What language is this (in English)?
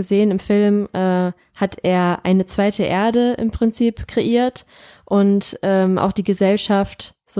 German